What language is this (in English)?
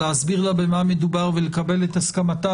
Hebrew